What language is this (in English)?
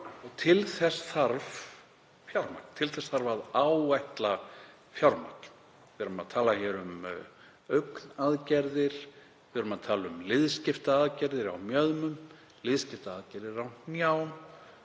Icelandic